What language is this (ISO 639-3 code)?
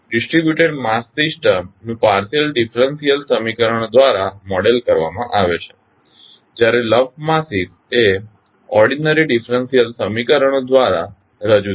guj